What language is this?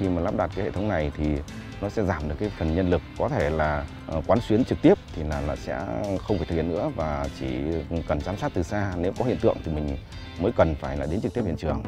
Vietnamese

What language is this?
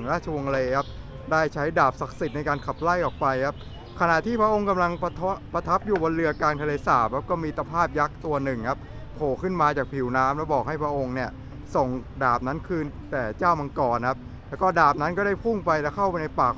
Thai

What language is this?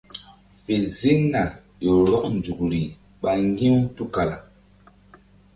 Mbum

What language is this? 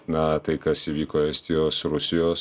Lithuanian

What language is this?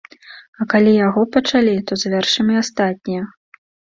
Belarusian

